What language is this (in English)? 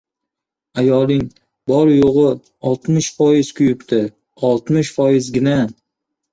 Uzbek